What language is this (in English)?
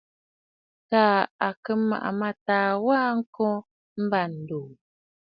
Bafut